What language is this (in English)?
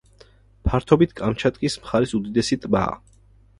Georgian